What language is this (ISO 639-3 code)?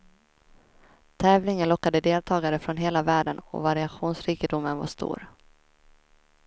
swe